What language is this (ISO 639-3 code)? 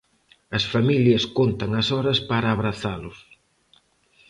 glg